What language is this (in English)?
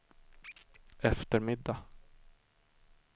Swedish